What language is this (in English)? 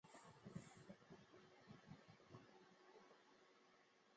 Chinese